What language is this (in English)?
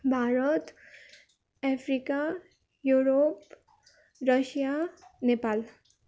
Nepali